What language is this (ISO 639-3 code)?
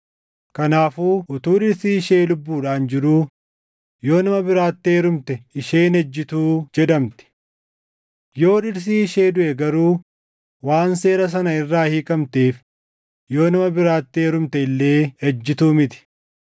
orm